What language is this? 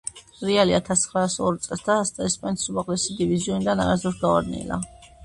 Georgian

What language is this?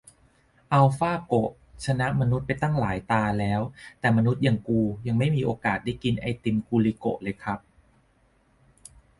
Thai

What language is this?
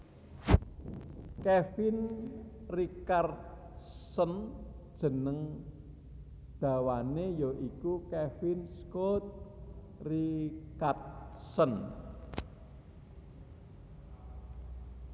Javanese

